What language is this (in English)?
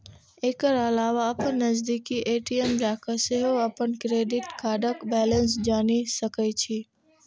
Maithili